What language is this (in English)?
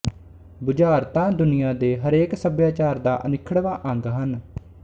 Punjabi